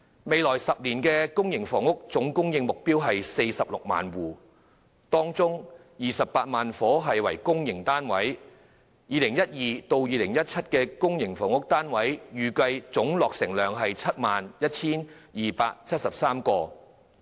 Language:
Cantonese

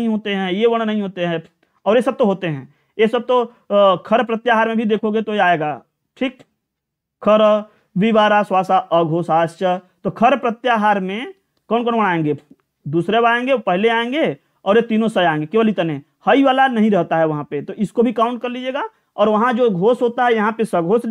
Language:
Hindi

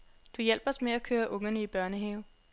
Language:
Danish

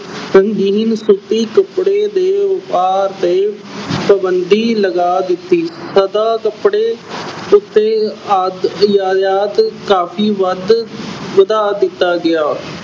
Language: Punjabi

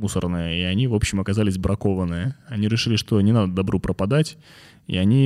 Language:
Russian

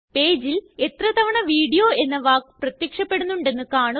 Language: Malayalam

